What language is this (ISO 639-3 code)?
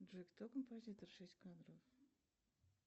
rus